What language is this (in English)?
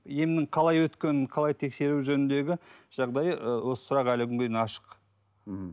Kazakh